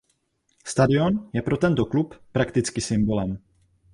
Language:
Czech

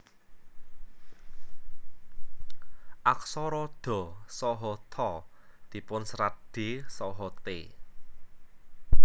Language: Javanese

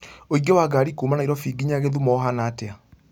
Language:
Kikuyu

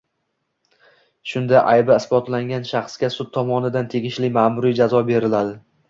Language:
Uzbek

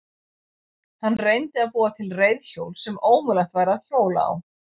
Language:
Icelandic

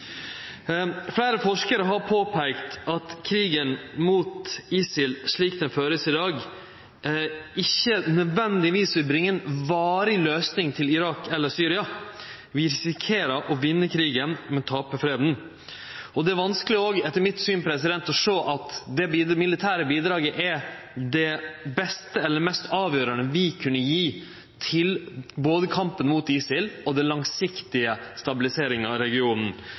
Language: Norwegian Nynorsk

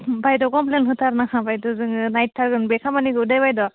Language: Bodo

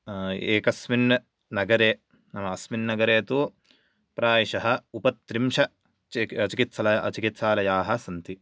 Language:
Sanskrit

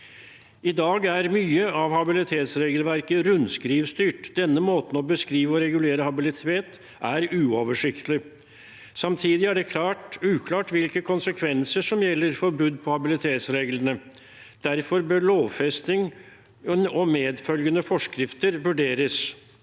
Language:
Norwegian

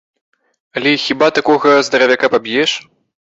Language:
Belarusian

